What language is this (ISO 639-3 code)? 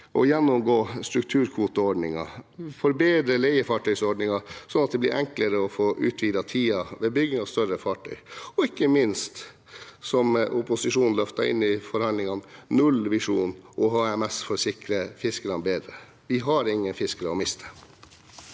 nor